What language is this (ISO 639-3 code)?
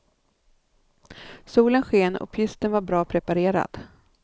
swe